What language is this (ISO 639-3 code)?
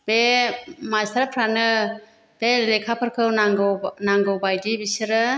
brx